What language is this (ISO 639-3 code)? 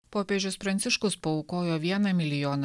lit